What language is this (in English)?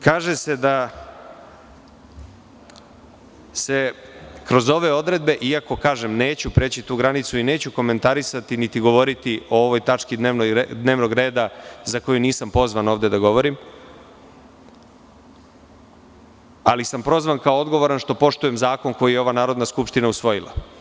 Serbian